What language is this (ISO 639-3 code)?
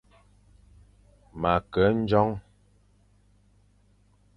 fan